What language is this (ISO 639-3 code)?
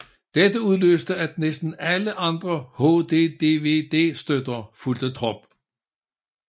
dan